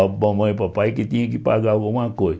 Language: Portuguese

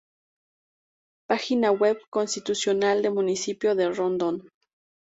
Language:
Spanish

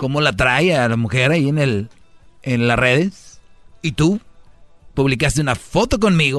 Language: Spanish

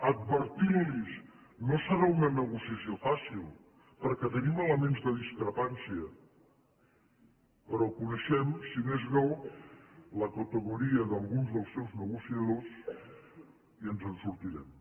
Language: Catalan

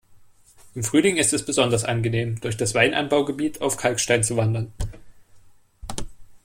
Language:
German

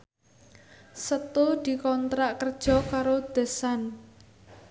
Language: Javanese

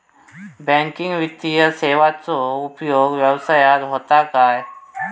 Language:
Marathi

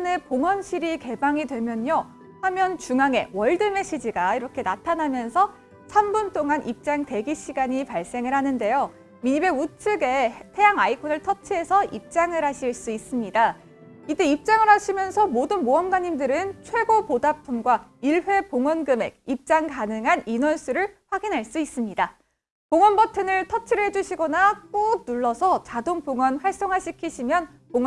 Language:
Korean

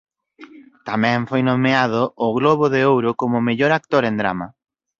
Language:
Galician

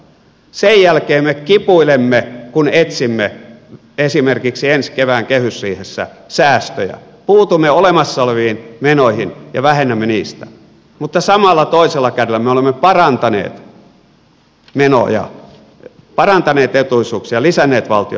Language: Finnish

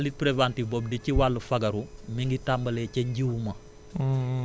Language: Wolof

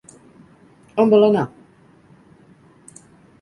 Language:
Catalan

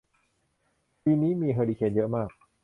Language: Thai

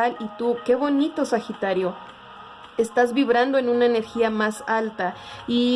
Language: Spanish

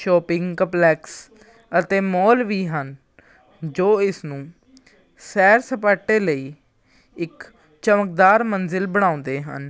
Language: Punjabi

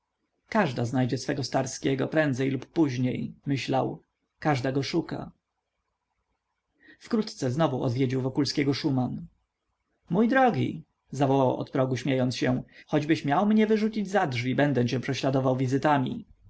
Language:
Polish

